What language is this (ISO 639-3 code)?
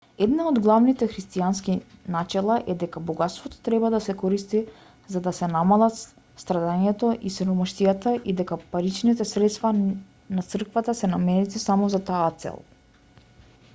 mkd